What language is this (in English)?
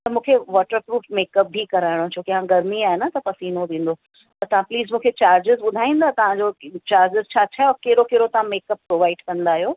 Sindhi